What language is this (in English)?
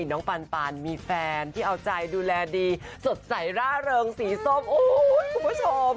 Thai